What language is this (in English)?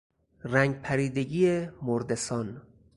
Persian